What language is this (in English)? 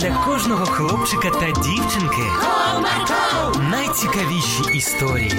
Ukrainian